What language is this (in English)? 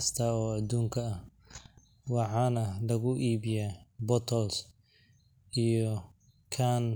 Somali